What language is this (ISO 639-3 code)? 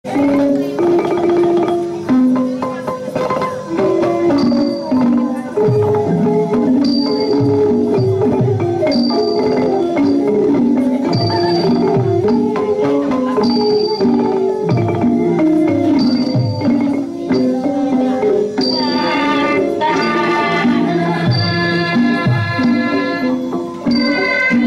kor